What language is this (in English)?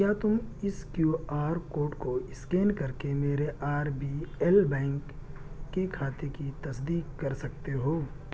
Urdu